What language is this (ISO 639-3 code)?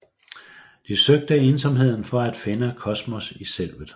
dan